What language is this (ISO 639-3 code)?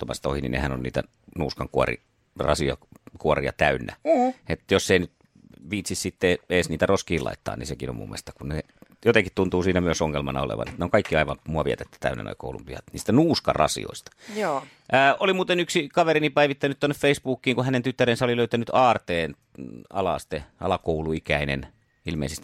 fin